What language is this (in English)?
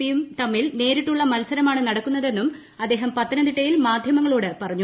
Malayalam